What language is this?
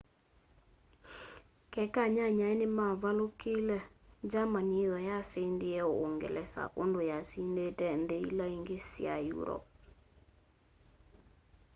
Kamba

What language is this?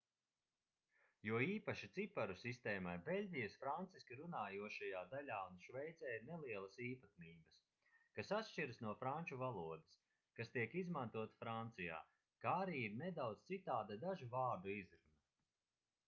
Latvian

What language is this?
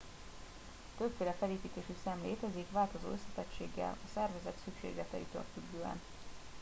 Hungarian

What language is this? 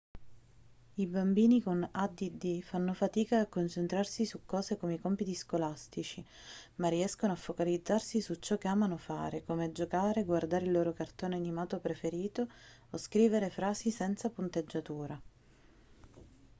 Italian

